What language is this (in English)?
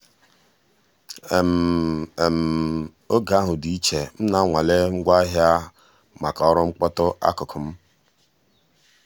Igbo